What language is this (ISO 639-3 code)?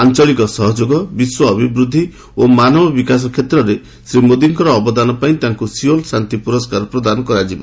ori